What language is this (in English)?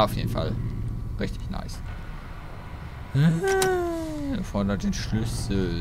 German